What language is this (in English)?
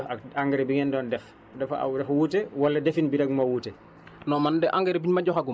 Wolof